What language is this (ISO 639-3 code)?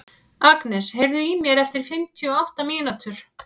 isl